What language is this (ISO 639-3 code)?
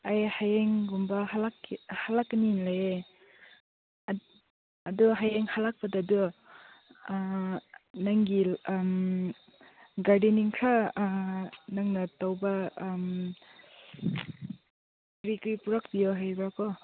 mni